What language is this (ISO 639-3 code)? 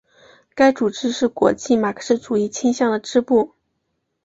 zho